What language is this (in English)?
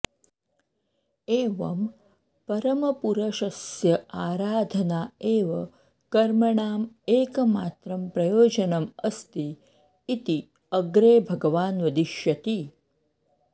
Sanskrit